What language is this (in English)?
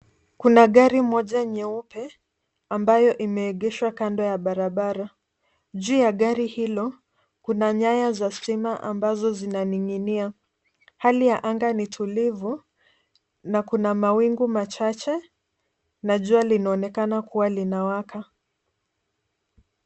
Swahili